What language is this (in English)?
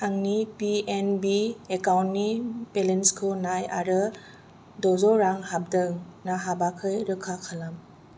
Bodo